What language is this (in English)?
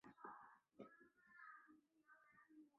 Chinese